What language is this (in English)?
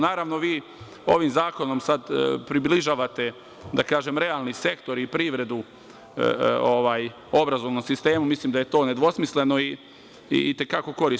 Serbian